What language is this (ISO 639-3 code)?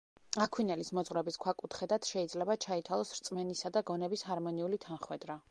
kat